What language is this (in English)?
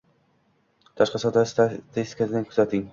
Uzbek